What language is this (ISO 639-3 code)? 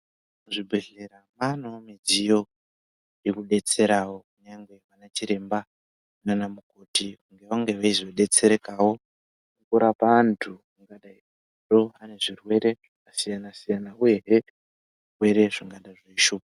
ndc